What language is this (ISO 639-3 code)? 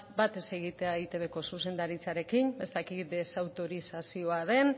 eus